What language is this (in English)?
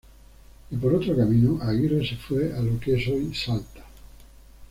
Spanish